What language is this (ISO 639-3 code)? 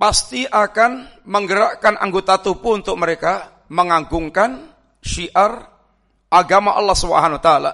ind